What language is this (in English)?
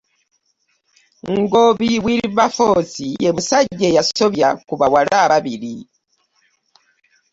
Ganda